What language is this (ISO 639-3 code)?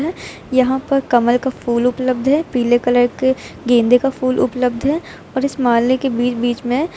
hin